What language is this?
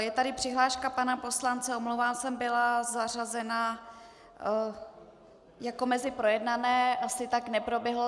Czech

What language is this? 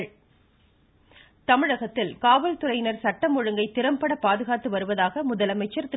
Tamil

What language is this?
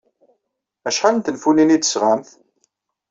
Kabyle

